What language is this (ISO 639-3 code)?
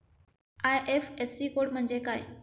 mar